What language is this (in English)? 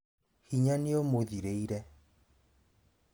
Kikuyu